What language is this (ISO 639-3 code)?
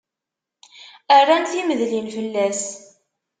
kab